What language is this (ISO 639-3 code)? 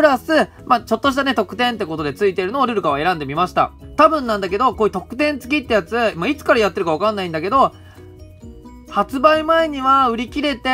jpn